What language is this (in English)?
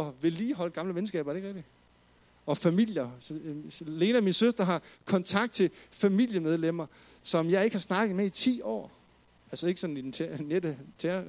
Danish